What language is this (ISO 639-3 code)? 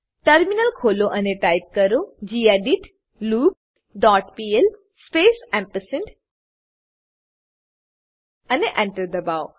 guj